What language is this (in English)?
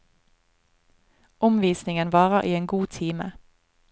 Norwegian